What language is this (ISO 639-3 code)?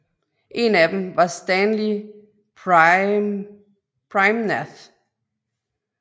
dan